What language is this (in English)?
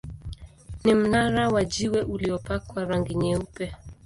Swahili